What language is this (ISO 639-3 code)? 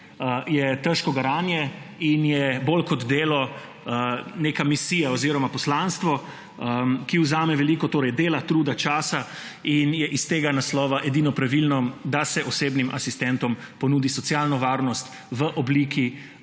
slv